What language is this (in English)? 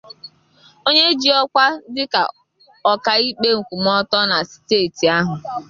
Igbo